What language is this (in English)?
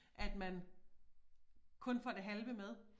Danish